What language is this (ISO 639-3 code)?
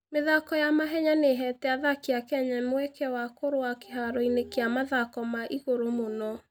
kik